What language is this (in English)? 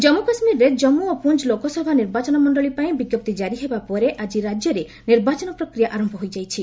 Odia